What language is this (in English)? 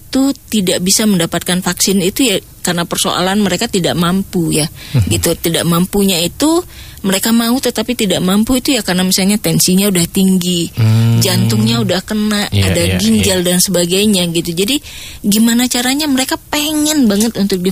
Indonesian